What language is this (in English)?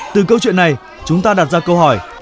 Vietnamese